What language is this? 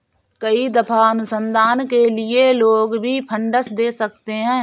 Hindi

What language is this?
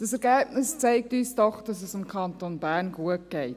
Swiss German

